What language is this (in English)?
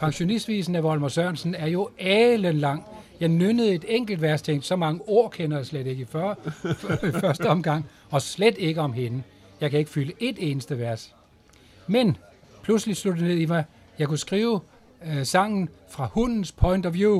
Danish